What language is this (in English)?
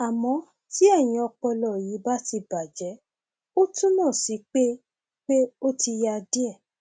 Yoruba